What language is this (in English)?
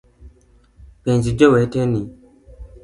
Luo (Kenya and Tanzania)